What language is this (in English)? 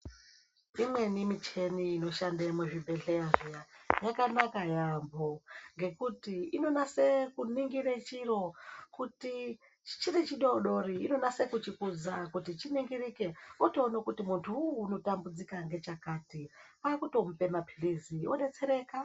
Ndau